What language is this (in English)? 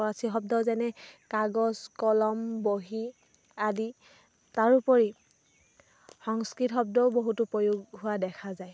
Assamese